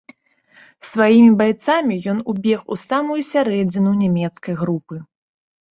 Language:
Belarusian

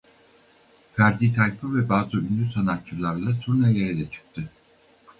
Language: Turkish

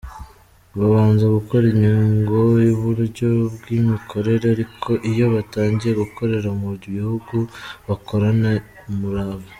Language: Kinyarwanda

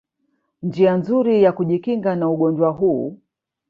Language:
Swahili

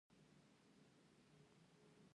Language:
Pashto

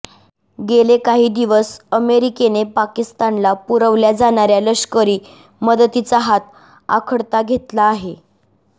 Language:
Marathi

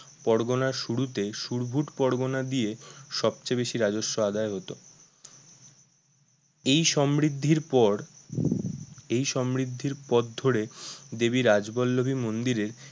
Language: Bangla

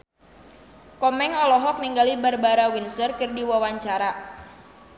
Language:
Sundanese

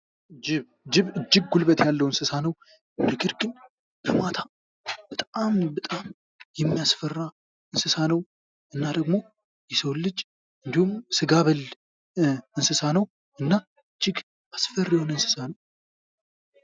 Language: Amharic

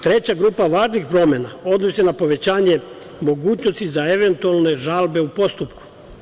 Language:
Serbian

